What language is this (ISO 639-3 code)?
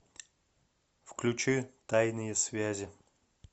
rus